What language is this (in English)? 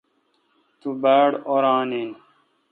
Kalkoti